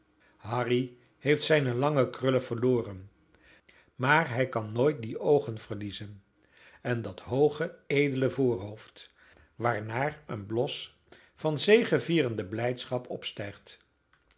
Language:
Dutch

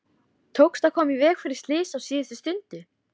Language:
Icelandic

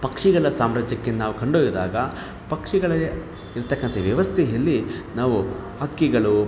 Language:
Kannada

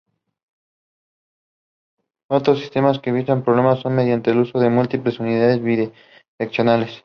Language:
Spanish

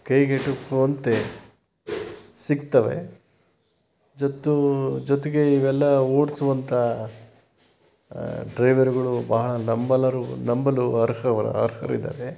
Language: Kannada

